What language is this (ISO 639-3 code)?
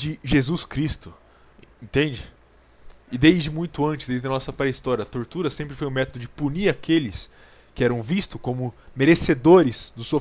por